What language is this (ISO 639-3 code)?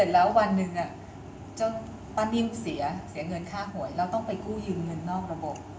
tha